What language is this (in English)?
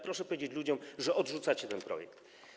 Polish